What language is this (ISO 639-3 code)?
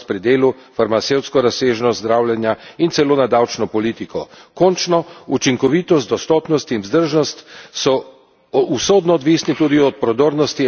slv